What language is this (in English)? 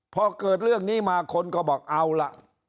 Thai